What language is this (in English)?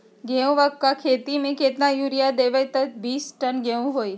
Magahi